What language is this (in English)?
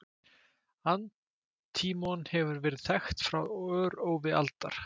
Icelandic